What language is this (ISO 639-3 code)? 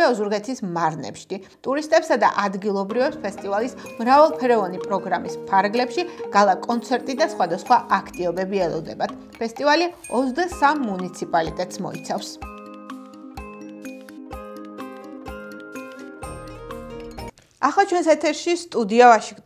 ron